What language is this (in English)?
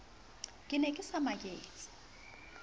Southern Sotho